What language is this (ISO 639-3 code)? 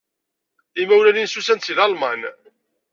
kab